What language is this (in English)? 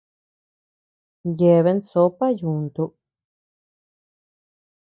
Tepeuxila Cuicatec